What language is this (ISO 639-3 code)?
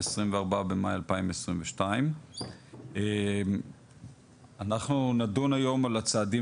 heb